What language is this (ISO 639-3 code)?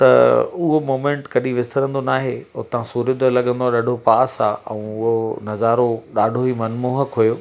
snd